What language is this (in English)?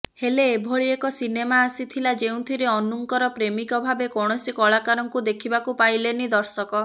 Odia